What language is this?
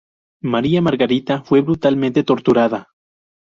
Spanish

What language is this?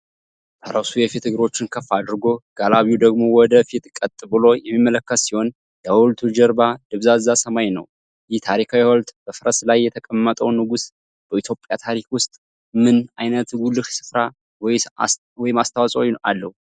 Amharic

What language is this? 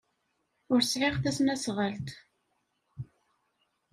Kabyle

